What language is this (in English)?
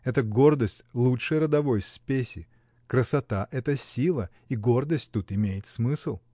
Russian